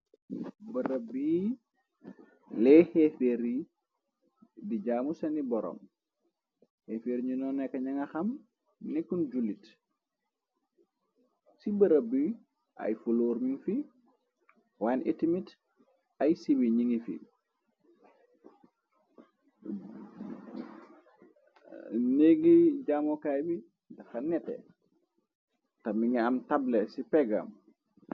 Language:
Wolof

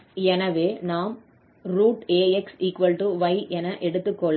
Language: Tamil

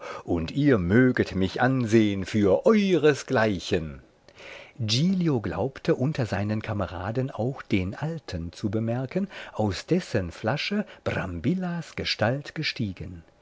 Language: German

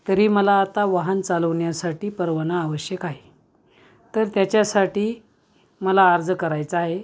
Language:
Marathi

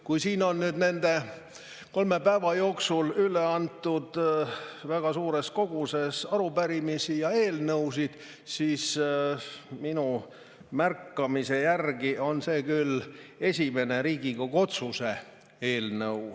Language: Estonian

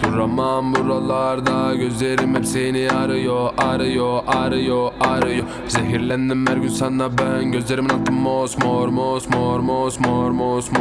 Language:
Korean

